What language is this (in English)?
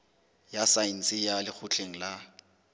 Southern Sotho